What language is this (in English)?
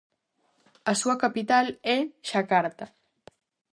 Galician